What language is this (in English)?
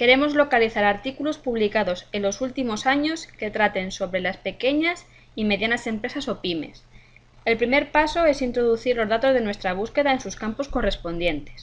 Spanish